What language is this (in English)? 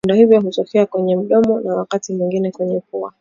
Swahili